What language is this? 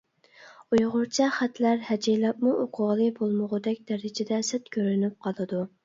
Uyghur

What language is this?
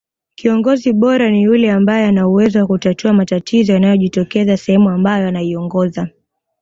Swahili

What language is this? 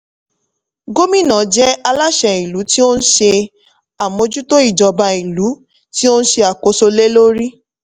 Yoruba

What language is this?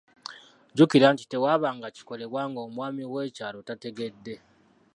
Ganda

